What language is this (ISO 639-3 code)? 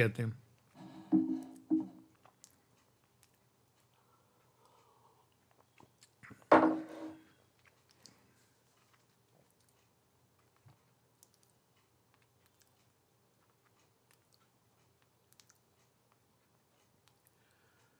hin